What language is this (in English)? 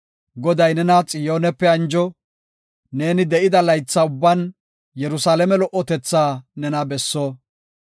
Gofa